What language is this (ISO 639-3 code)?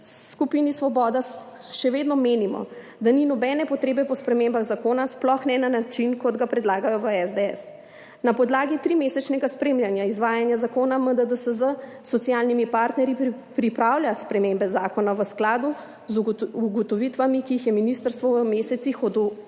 slv